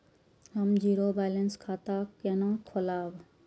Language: Maithili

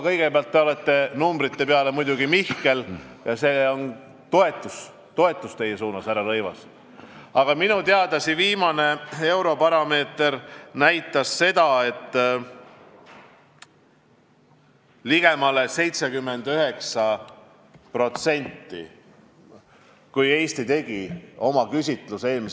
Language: Estonian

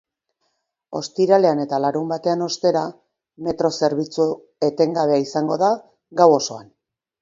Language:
Basque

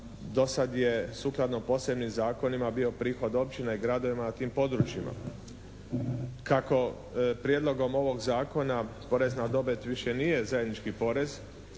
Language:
Croatian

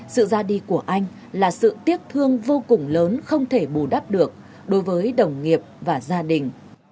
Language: Vietnamese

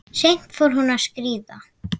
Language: Icelandic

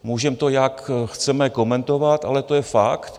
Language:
Czech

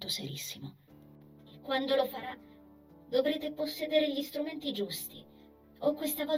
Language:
Italian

